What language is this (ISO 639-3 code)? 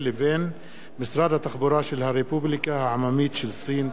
heb